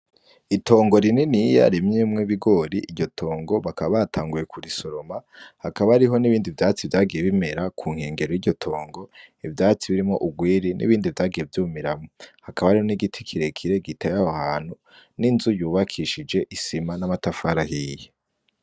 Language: Rundi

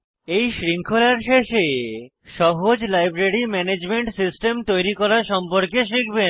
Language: Bangla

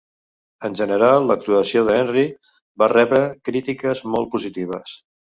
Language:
Catalan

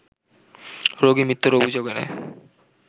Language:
Bangla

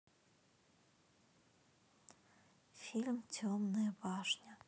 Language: Russian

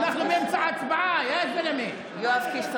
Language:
Hebrew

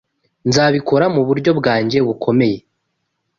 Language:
Kinyarwanda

